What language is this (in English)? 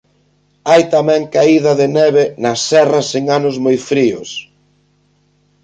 Galician